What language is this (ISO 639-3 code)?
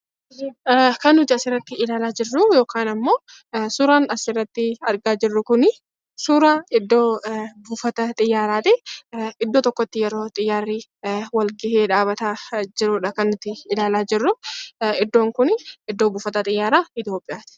orm